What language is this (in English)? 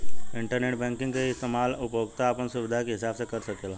Bhojpuri